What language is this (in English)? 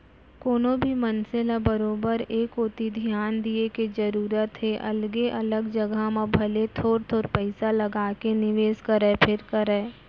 Chhattisgarhi